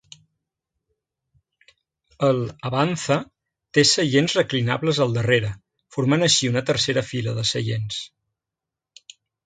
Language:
Catalan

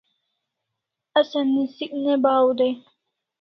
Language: Kalasha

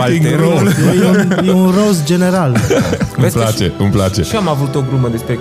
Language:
Romanian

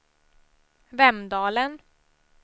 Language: Swedish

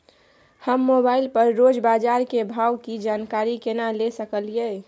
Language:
Maithili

